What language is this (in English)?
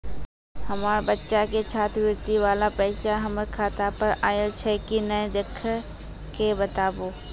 Maithili